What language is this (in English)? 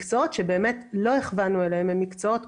Hebrew